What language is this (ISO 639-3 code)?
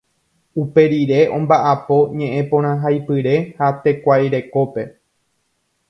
grn